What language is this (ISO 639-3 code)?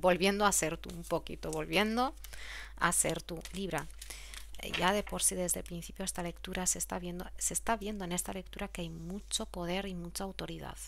spa